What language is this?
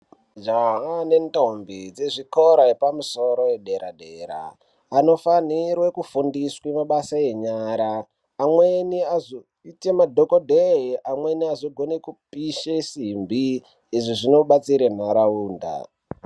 Ndau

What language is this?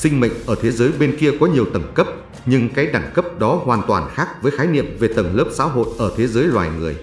Vietnamese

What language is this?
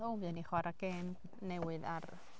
Welsh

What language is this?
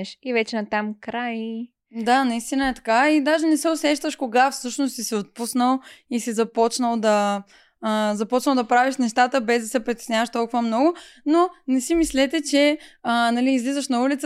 Bulgarian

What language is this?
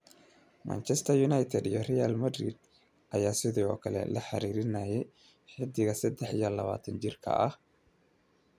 Somali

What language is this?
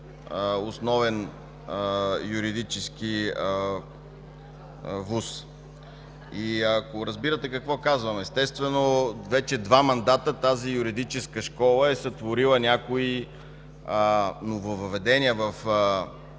Bulgarian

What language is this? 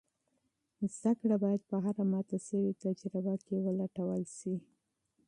Pashto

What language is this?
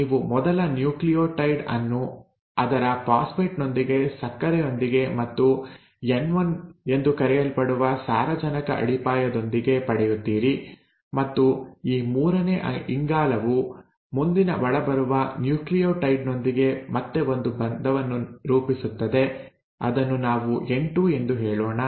Kannada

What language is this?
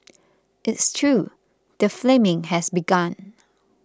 English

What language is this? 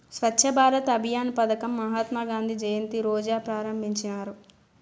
Telugu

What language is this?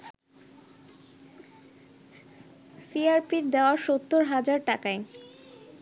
Bangla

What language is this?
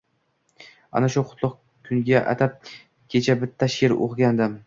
Uzbek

